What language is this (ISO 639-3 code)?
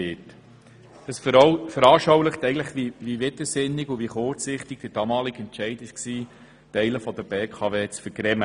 gsw